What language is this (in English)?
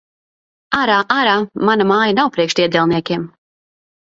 Latvian